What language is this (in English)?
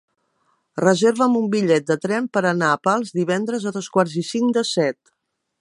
Catalan